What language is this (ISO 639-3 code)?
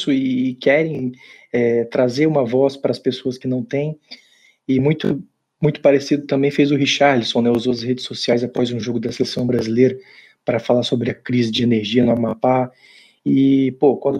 por